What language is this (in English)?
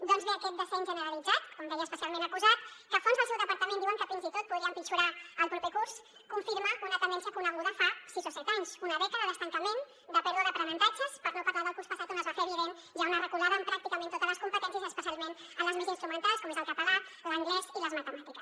Catalan